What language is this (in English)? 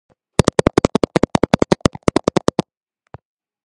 Georgian